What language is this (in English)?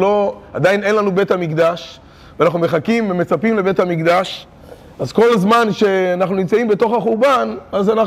Hebrew